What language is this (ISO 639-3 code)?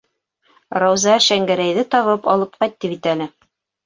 bak